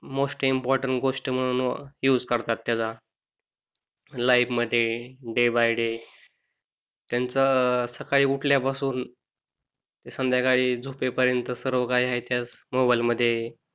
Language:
Marathi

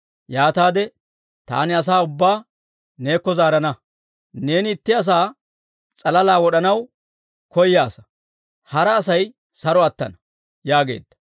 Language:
Dawro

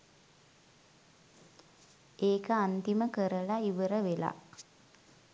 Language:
Sinhala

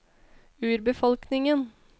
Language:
Norwegian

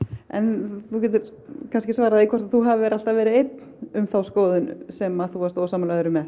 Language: Icelandic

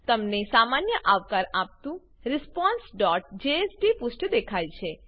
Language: Gujarati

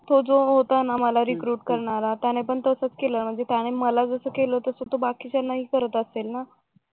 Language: Marathi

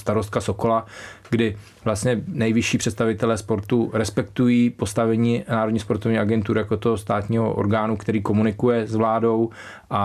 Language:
Czech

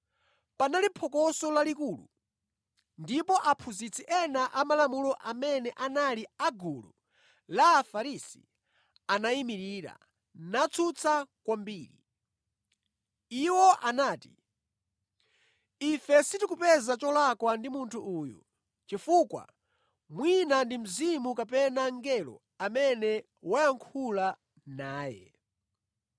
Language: Nyanja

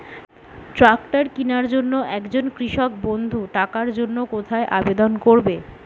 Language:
Bangla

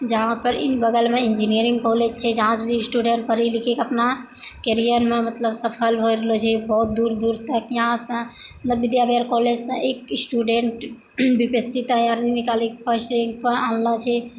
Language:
Maithili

